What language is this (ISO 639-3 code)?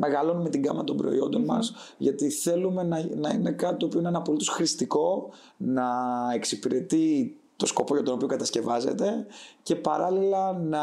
ell